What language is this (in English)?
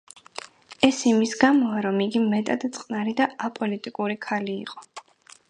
Georgian